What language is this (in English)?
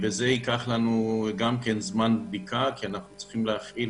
Hebrew